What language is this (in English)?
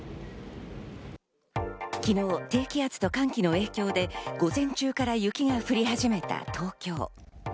Japanese